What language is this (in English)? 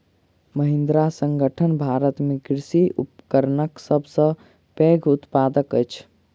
Maithili